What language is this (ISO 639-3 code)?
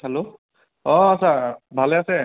asm